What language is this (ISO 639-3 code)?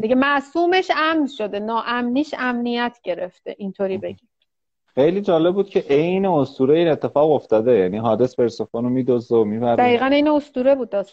fas